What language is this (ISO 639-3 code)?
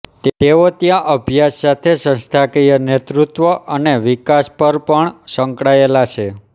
guj